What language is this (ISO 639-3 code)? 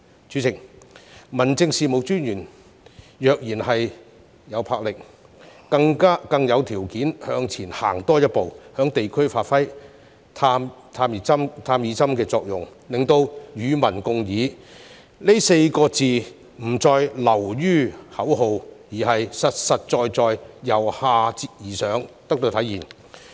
yue